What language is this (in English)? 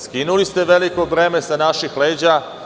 Serbian